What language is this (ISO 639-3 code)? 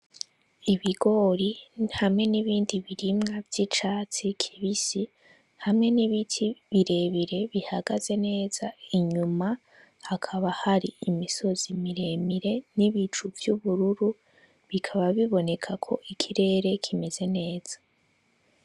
run